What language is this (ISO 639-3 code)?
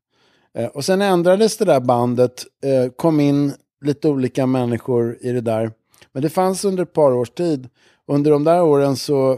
swe